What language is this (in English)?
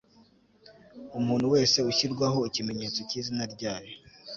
Kinyarwanda